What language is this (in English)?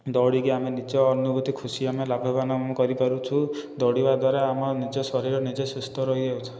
Odia